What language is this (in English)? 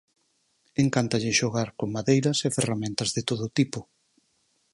Galician